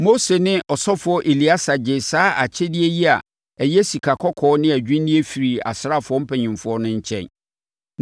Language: Akan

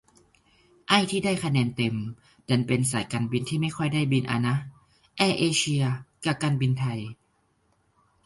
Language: Thai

